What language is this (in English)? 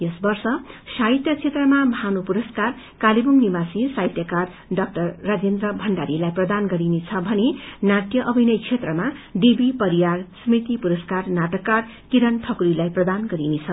Nepali